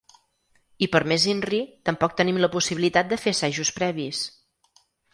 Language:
Catalan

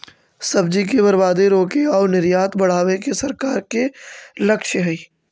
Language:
Magahi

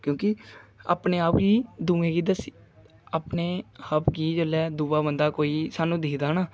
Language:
Dogri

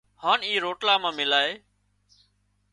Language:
Wadiyara Koli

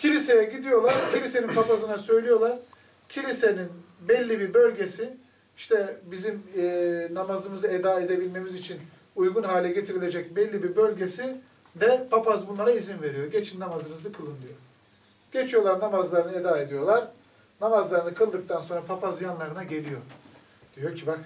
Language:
Turkish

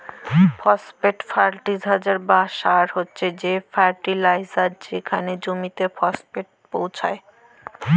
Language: Bangla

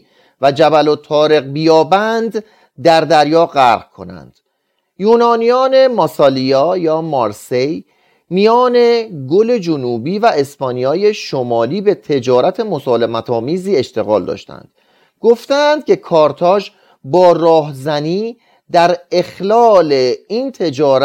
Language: Persian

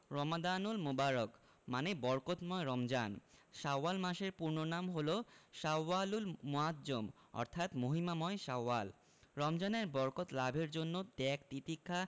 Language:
Bangla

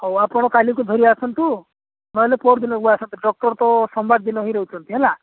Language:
Odia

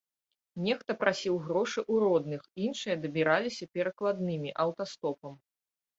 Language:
Belarusian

